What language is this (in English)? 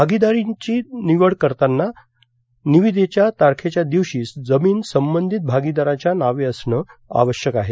Marathi